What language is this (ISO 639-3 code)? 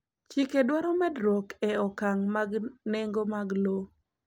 luo